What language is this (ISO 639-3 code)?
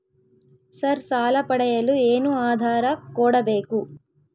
kan